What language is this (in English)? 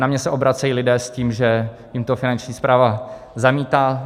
Czech